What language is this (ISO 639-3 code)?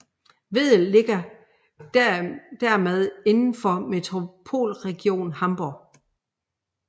dan